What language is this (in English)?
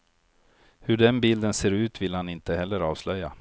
Swedish